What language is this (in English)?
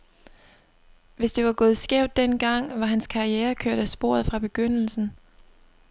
Danish